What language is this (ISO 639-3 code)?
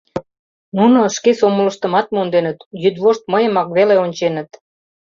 chm